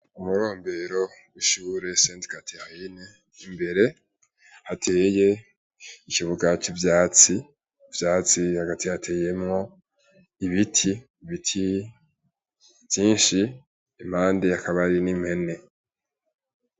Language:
Rundi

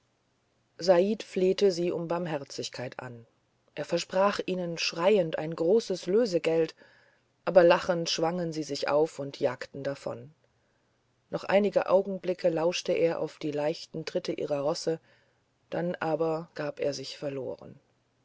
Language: German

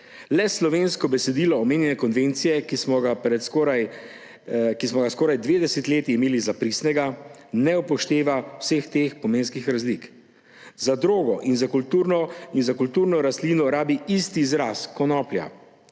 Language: Slovenian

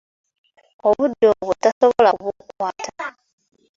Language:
Ganda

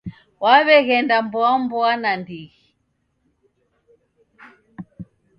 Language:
Taita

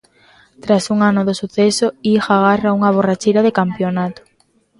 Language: Galician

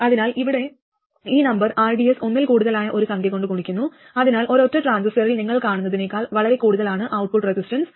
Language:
Malayalam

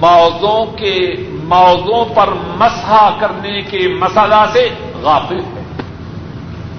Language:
Urdu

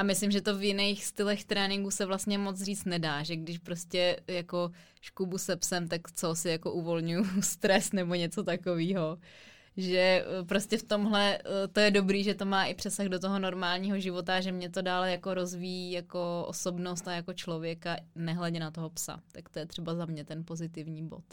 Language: Czech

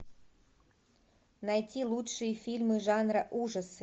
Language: Russian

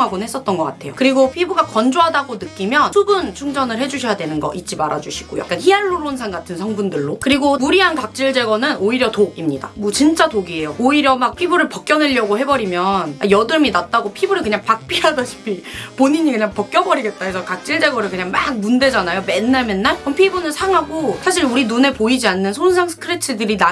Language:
Korean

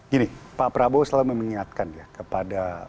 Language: Indonesian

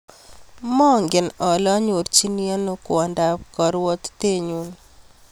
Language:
Kalenjin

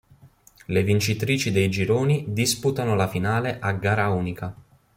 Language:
Italian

